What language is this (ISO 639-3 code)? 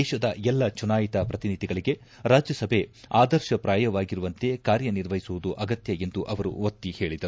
kan